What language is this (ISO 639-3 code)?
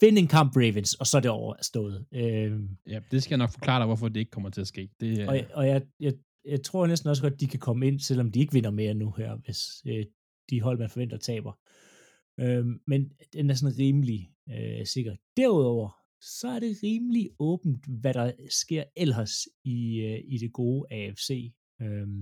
dan